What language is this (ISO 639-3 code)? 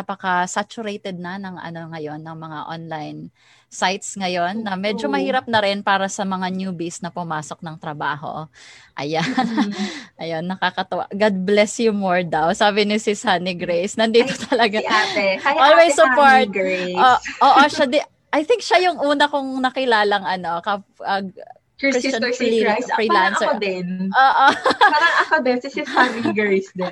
fil